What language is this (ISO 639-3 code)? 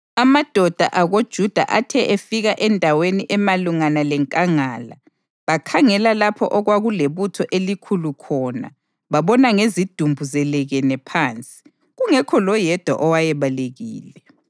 nde